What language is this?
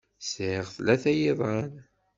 Kabyle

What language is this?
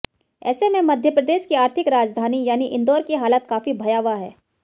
Hindi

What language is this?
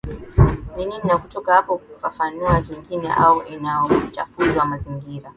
Swahili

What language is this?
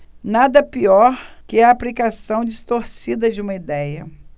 Portuguese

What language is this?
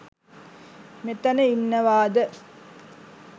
Sinhala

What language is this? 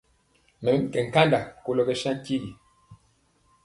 Mpiemo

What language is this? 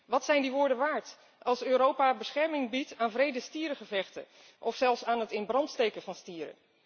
Dutch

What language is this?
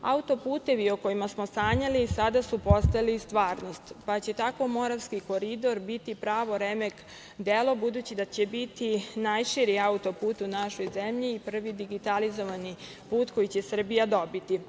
Serbian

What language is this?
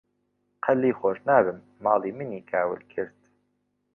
Central Kurdish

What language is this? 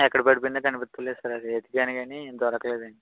Telugu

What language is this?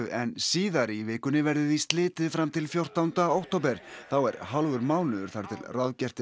Icelandic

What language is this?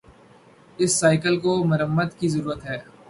Urdu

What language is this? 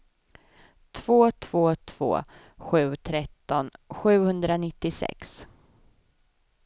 Swedish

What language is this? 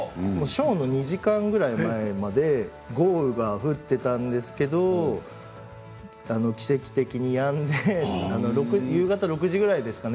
Japanese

